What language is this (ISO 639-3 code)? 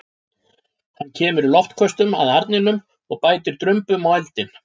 isl